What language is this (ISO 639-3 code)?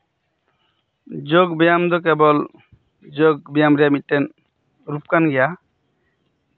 sat